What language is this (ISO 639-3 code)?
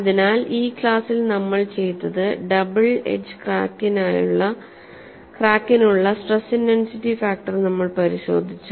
mal